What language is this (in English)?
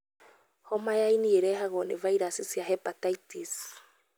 Kikuyu